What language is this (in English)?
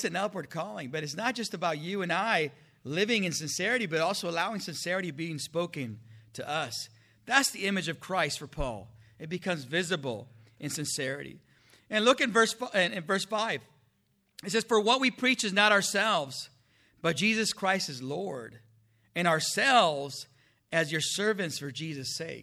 English